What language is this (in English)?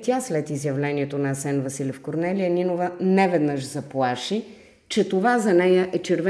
Bulgarian